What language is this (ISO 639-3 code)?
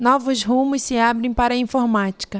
por